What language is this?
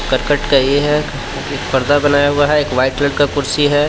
Hindi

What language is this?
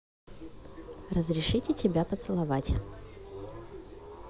Russian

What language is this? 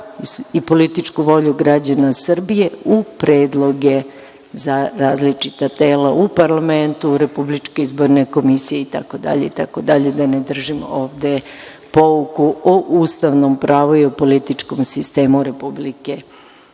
Serbian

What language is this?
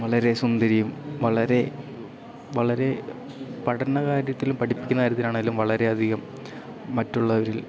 Malayalam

